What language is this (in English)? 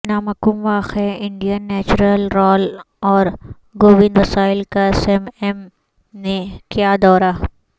Urdu